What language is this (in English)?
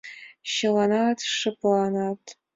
Mari